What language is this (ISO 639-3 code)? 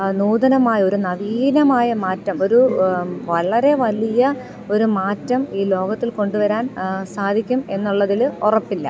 mal